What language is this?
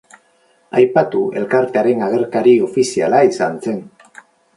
Basque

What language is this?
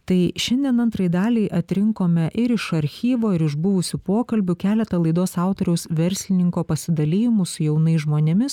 Lithuanian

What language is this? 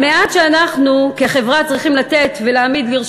Hebrew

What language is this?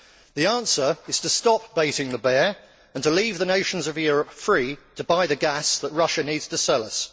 English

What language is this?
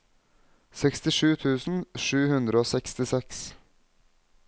Norwegian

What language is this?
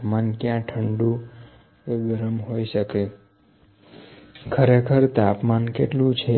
Gujarati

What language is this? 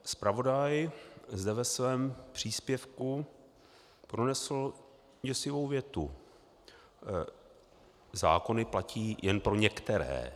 Czech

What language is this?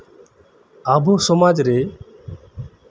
Santali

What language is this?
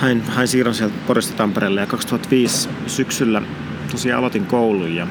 Finnish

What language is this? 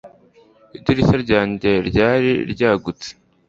Kinyarwanda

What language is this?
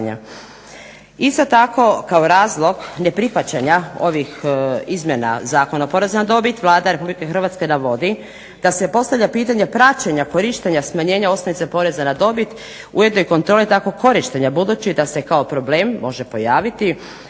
Croatian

